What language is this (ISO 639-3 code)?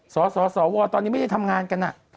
tha